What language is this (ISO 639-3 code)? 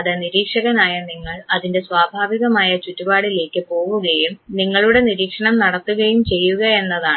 mal